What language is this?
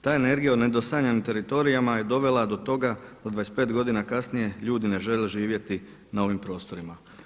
Croatian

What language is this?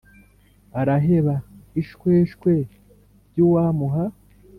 Kinyarwanda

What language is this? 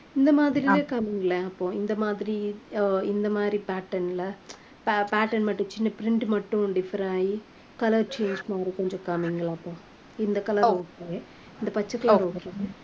Tamil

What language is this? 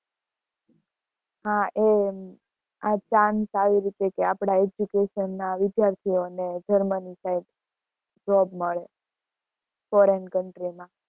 Gujarati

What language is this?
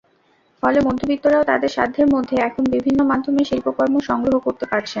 Bangla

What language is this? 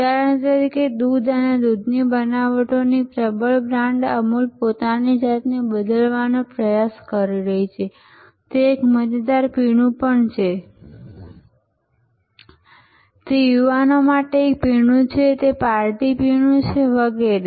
Gujarati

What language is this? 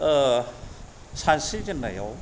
Bodo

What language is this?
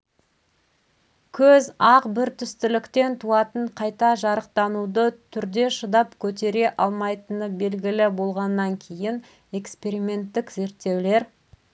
Kazakh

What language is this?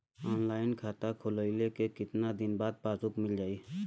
Bhojpuri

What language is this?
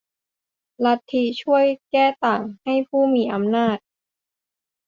Thai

